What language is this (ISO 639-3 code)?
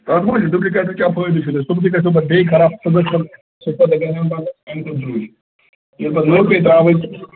kas